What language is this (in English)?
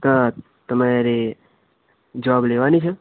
Gujarati